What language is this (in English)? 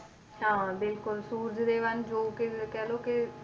Punjabi